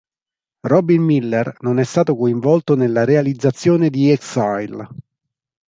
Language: Italian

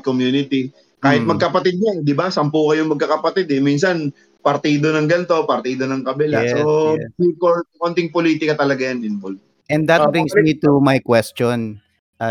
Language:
Filipino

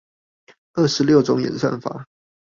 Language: Chinese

